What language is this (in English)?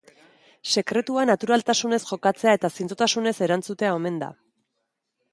Basque